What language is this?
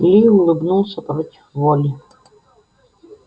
Russian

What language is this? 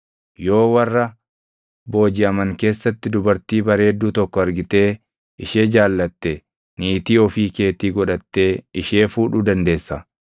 Oromo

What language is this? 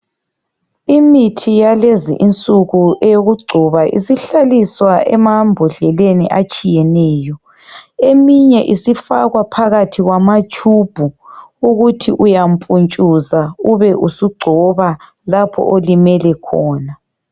North Ndebele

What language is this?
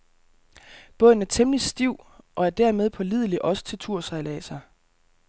Danish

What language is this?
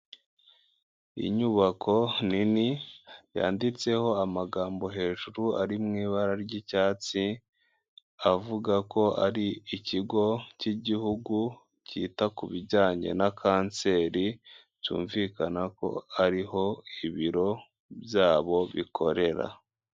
Kinyarwanda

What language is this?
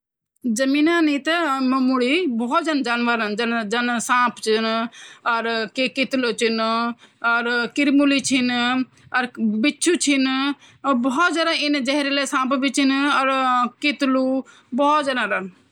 Garhwali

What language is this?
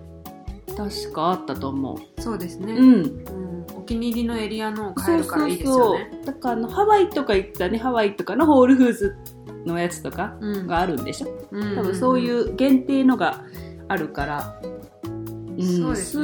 Japanese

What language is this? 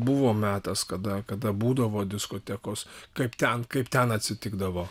Lithuanian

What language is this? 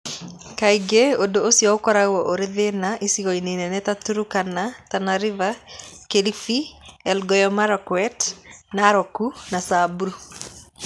Kikuyu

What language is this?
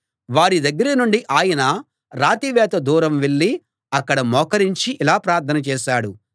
Telugu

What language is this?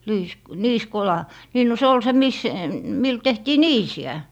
Finnish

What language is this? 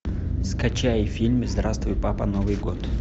Russian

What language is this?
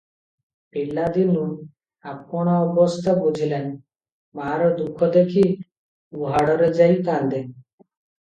Odia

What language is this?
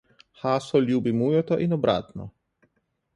Slovenian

